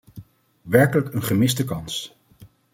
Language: Dutch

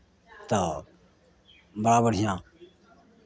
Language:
Maithili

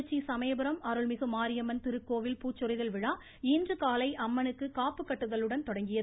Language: Tamil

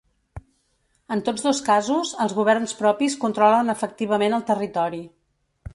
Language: Catalan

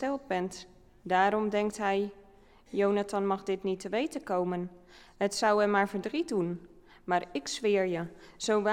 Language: Dutch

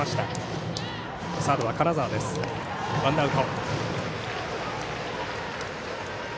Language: Japanese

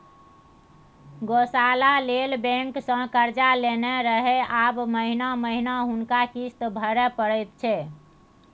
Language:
Maithili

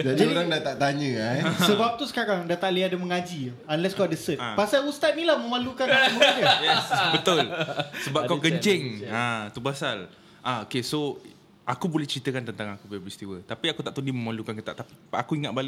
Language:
Malay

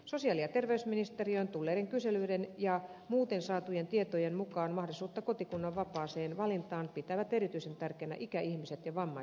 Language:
Finnish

